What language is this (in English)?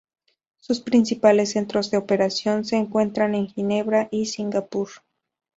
Spanish